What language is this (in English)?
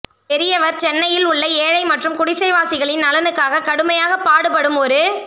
Tamil